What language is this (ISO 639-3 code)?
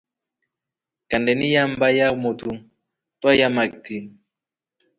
rof